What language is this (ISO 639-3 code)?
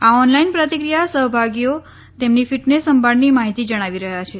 guj